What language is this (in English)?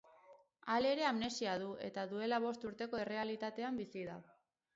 Basque